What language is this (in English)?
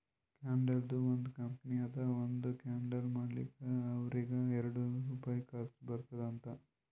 Kannada